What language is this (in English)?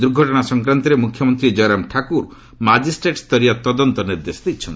Odia